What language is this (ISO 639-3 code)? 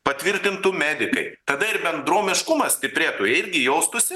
lit